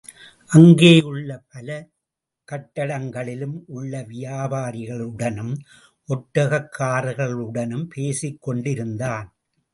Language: Tamil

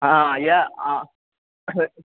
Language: Maithili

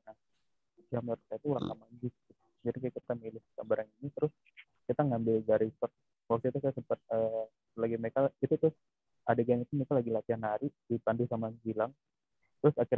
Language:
Indonesian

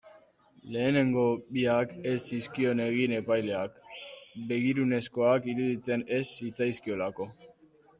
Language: Basque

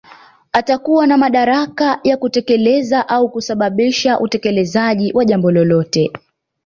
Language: Swahili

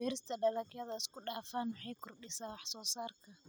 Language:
Somali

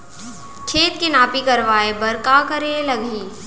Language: Chhattisgarhi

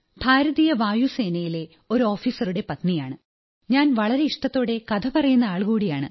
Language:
Malayalam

